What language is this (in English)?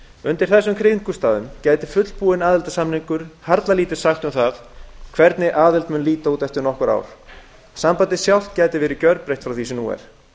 Icelandic